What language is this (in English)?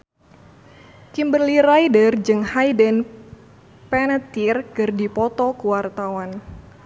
Sundanese